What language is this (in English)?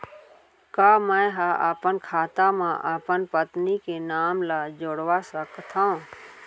Chhattisgarhi